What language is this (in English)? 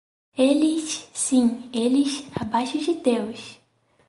Portuguese